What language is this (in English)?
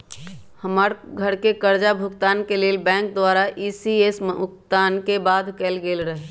Magahi